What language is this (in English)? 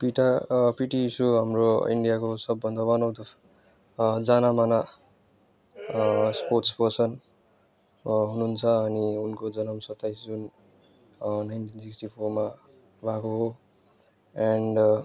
Nepali